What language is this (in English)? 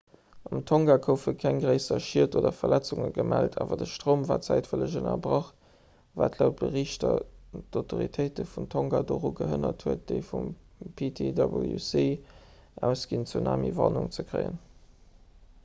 Luxembourgish